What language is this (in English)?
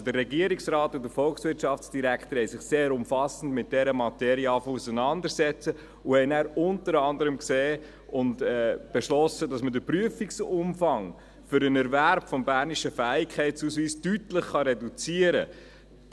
Swiss German